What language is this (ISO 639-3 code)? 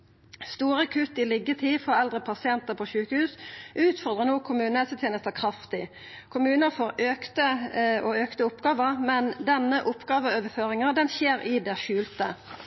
nno